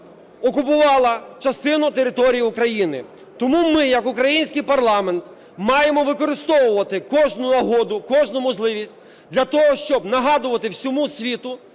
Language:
Ukrainian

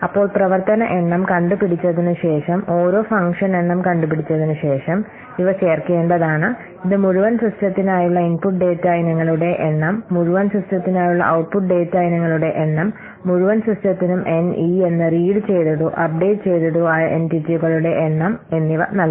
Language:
Malayalam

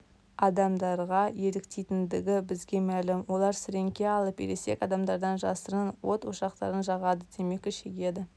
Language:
Kazakh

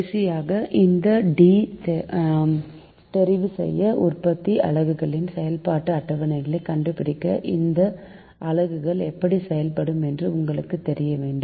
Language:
Tamil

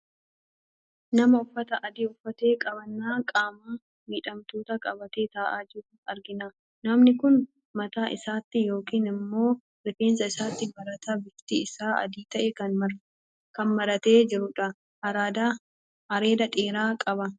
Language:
Oromo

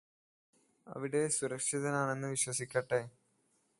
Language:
Malayalam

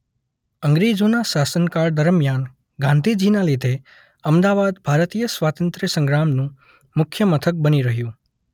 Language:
Gujarati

